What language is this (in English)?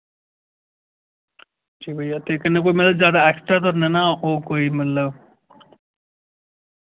Dogri